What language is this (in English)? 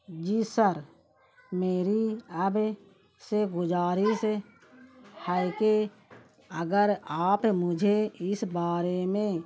Urdu